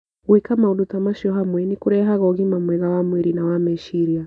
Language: Kikuyu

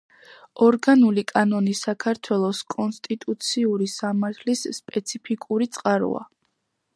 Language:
Georgian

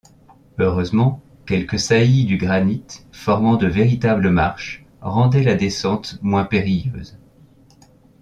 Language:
French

